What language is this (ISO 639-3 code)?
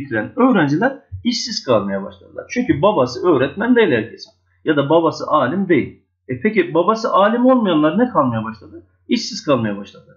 tur